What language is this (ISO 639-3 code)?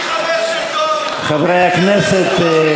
heb